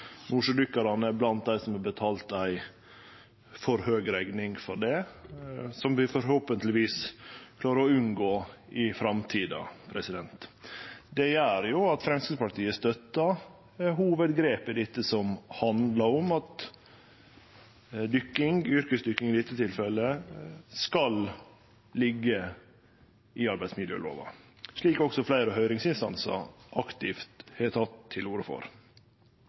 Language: Norwegian Nynorsk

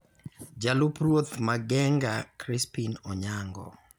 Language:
Luo (Kenya and Tanzania)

